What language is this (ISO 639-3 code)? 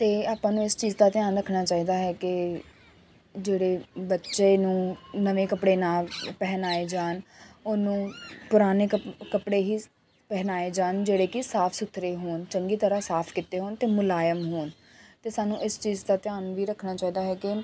pan